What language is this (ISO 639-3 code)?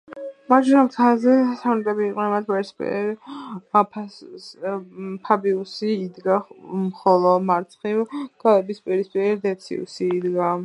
kat